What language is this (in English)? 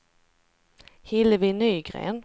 Swedish